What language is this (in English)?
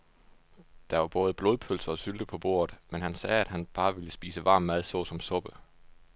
Danish